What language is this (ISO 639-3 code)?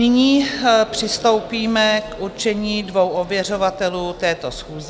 ces